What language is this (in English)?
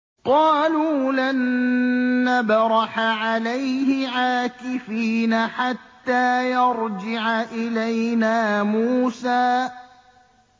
Arabic